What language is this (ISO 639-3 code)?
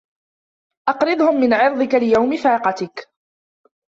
ara